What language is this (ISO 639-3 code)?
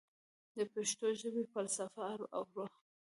pus